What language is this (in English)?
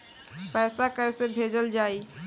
Bhojpuri